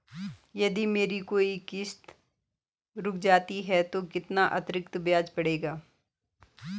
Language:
Hindi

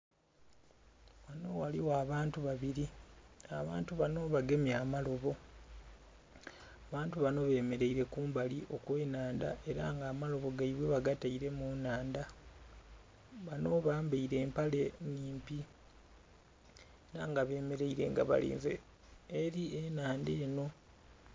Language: Soga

